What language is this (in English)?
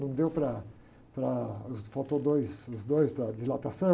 Portuguese